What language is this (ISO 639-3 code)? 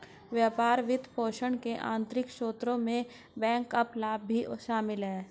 hin